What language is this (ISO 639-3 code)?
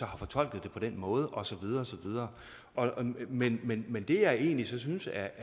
dan